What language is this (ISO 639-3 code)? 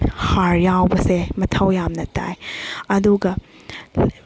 mni